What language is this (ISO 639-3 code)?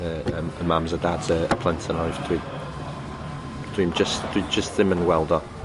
cym